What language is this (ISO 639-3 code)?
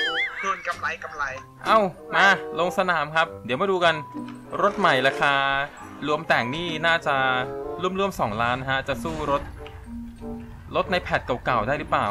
tha